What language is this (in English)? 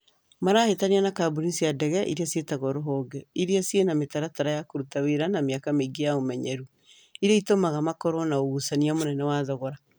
Kikuyu